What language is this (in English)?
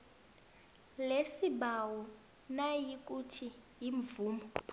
South Ndebele